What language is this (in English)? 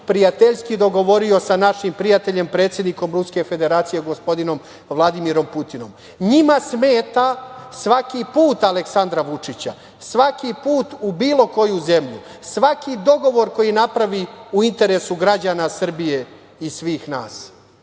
Serbian